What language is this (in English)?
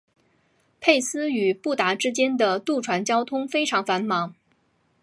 Chinese